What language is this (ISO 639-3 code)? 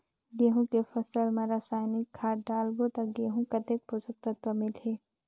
hne